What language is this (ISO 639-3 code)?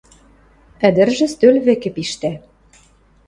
mrj